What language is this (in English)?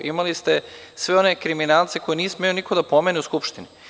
Serbian